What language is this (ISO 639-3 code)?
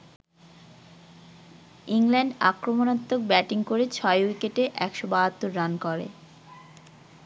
ben